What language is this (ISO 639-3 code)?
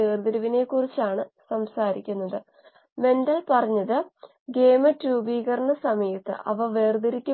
mal